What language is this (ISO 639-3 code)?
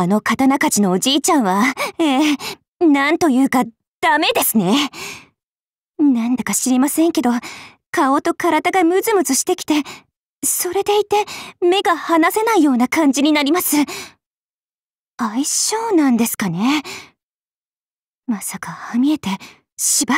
jpn